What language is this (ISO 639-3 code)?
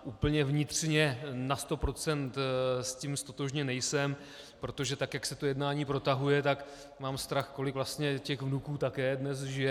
ces